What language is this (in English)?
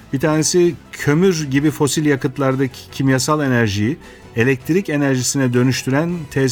Turkish